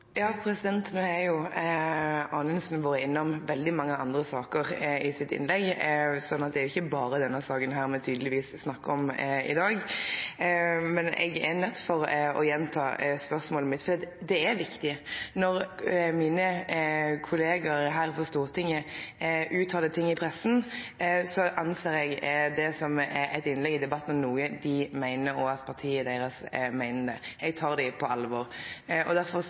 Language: Norwegian Nynorsk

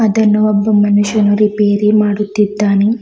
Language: Kannada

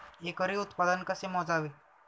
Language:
Marathi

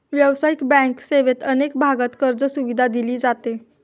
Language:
Marathi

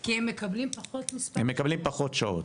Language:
Hebrew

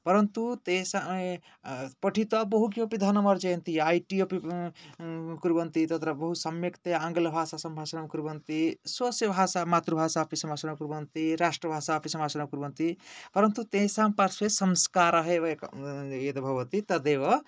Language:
Sanskrit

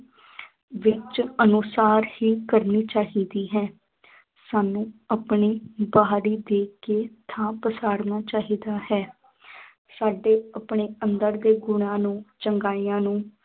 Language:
Punjabi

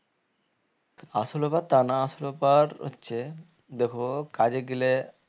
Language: Bangla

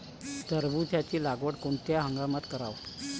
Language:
Marathi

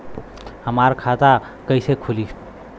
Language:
Bhojpuri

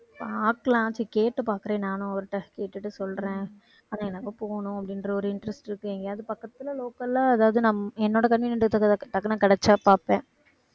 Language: Tamil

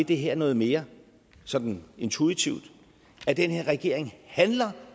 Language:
Danish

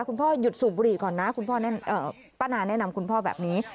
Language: Thai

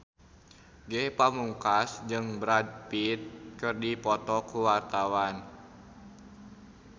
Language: Sundanese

